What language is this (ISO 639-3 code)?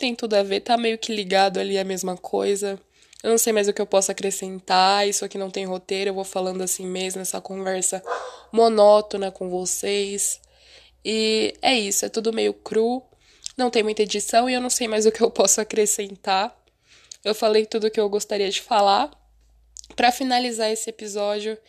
por